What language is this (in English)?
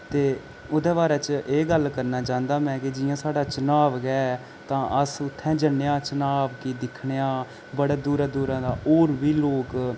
Dogri